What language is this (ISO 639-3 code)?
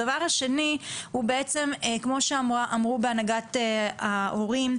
heb